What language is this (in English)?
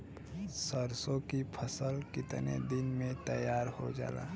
Bhojpuri